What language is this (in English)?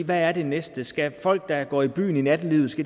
Danish